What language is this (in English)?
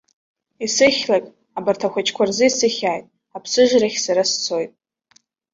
Abkhazian